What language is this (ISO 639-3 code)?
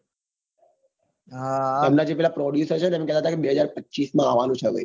guj